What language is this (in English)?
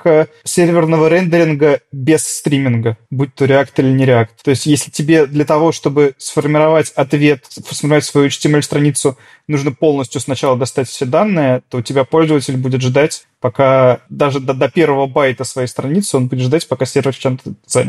Russian